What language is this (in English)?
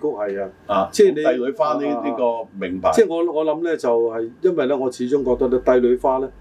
Chinese